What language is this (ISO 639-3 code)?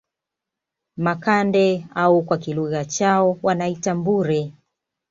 swa